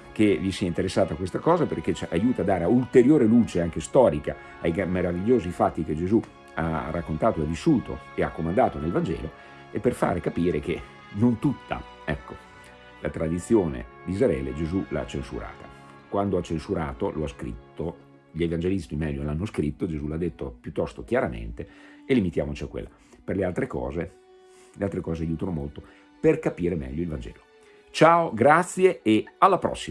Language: Italian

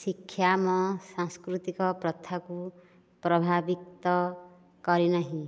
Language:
Odia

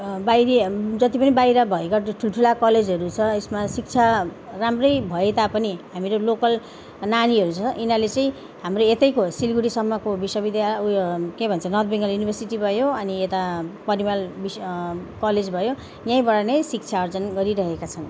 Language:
Nepali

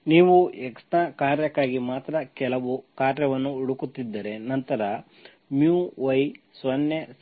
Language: Kannada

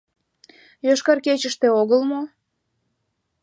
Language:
Mari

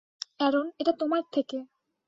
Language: Bangla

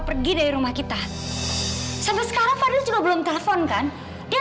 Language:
Indonesian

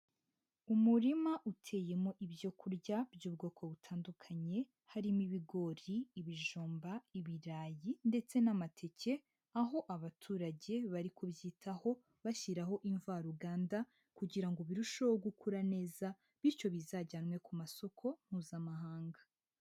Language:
Kinyarwanda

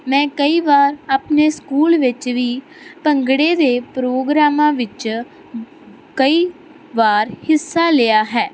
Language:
Punjabi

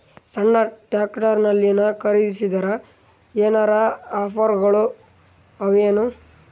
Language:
Kannada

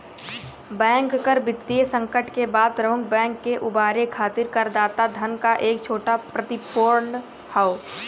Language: Bhojpuri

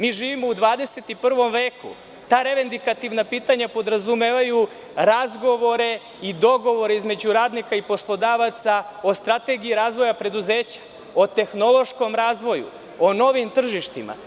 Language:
Serbian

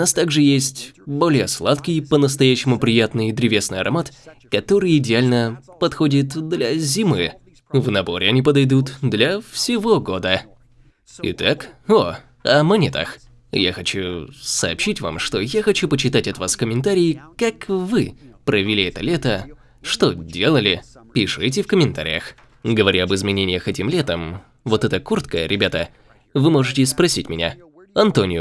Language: Russian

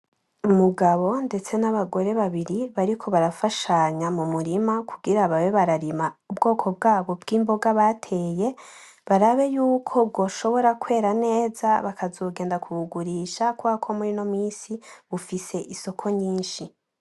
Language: Rundi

